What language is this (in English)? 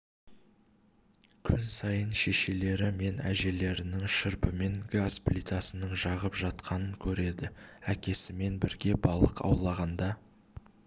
Kazakh